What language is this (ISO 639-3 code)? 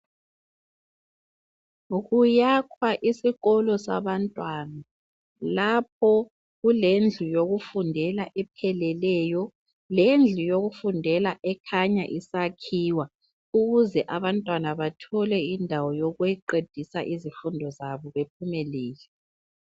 nde